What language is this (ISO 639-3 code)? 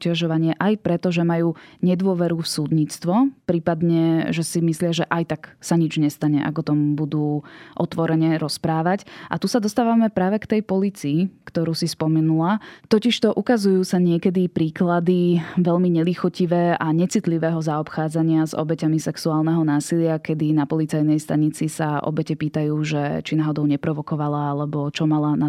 slk